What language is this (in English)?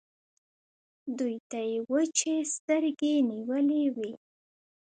Pashto